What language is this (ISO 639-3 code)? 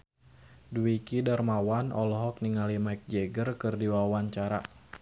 sun